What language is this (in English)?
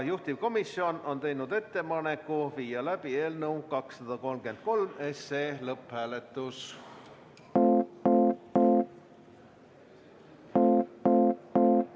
Estonian